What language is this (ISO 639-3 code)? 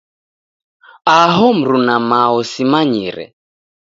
dav